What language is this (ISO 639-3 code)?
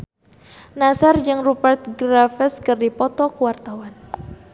sun